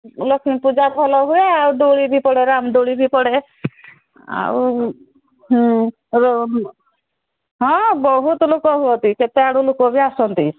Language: Odia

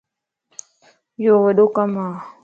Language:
Lasi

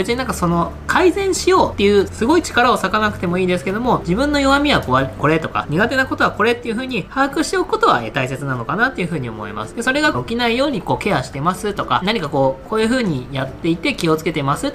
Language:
Japanese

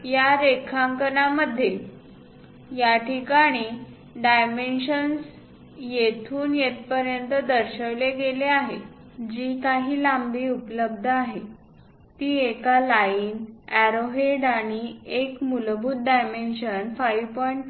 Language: Marathi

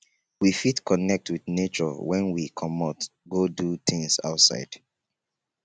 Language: Nigerian Pidgin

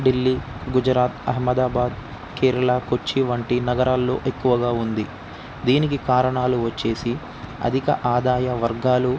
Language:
Telugu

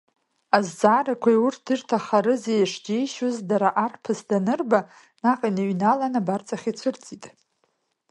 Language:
Abkhazian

